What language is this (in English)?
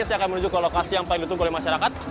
Indonesian